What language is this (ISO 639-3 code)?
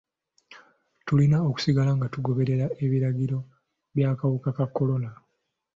lug